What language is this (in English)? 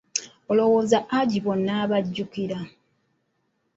Ganda